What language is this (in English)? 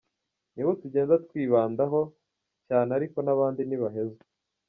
Kinyarwanda